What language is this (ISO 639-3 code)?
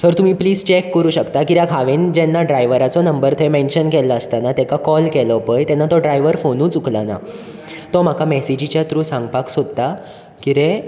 kok